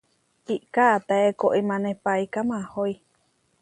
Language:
Huarijio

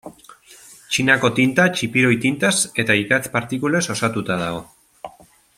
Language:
Basque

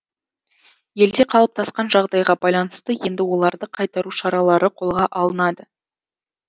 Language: Kazakh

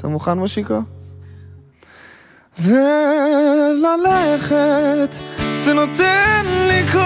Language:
Hebrew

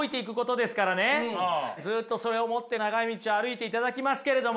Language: Japanese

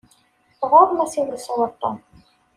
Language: Kabyle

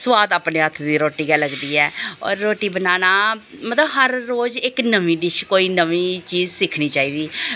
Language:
Dogri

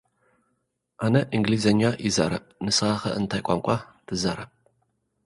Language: Tigrinya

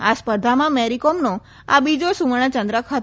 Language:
Gujarati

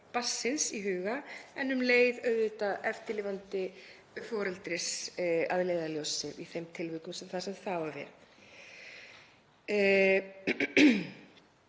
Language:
Icelandic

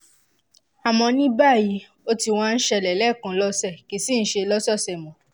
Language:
Yoruba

